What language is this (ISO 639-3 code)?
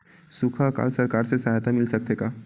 hne